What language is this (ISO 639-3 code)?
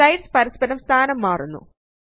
mal